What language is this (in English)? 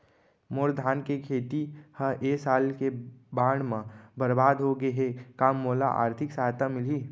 Chhattisgarhi